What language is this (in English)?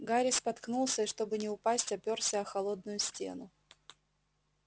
Russian